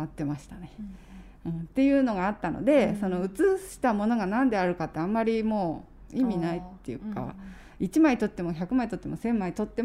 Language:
Japanese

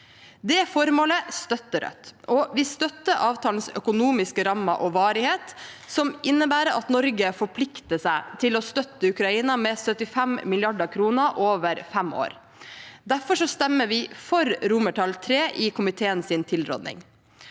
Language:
Norwegian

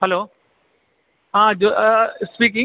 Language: Malayalam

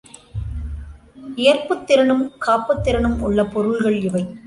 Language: Tamil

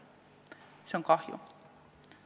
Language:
Estonian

